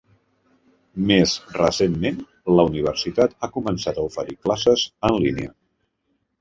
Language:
Catalan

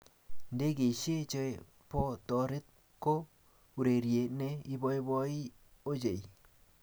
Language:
Kalenjin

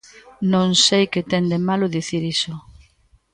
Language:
Galician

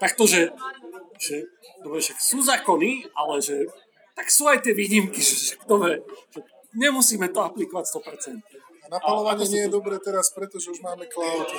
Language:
Slovak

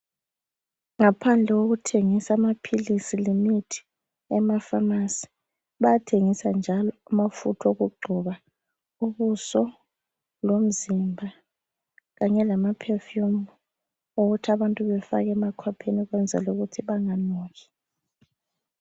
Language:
North Ndebele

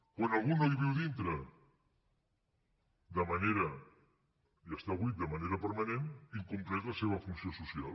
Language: Catalan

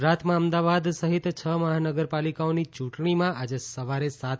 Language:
Gujarati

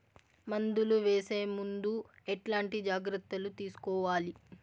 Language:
Telugu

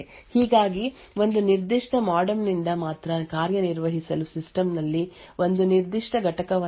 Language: Kannada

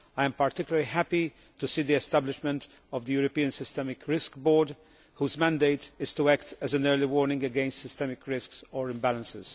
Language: English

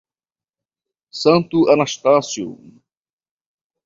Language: Portuguese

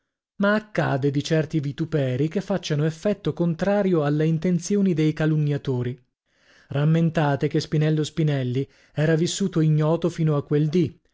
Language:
Italian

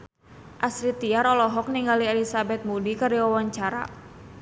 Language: Sundanese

